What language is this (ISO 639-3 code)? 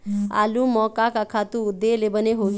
hne